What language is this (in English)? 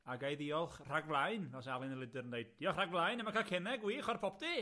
Welsh